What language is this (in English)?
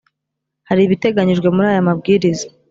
Kinyarwanda